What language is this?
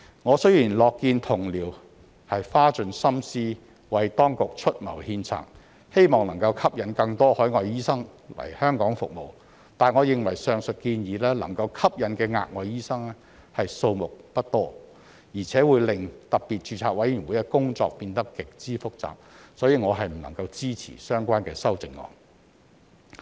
Cantonese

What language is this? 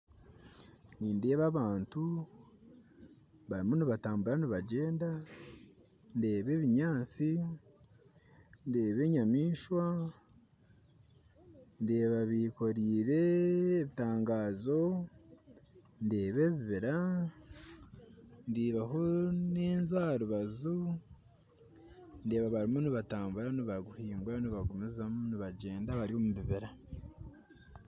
Nyankole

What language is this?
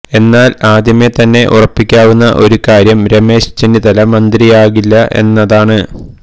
Malayalam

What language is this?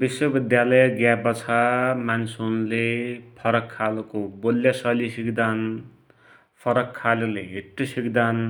Dotyali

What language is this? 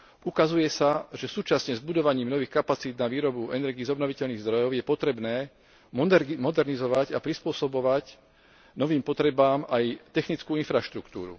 Slovak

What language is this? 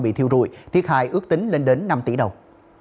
Vietnamese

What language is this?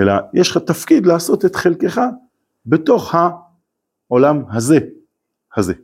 Hebrew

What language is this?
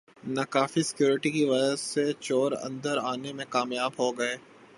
Urdu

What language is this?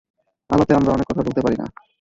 Bangla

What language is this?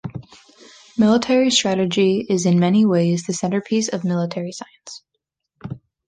English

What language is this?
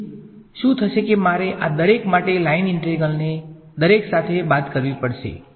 Gujarati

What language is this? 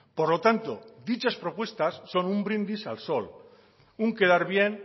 Spanish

